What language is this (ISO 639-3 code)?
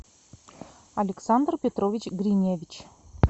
rus